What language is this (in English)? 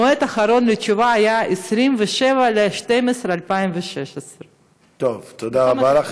Hebrew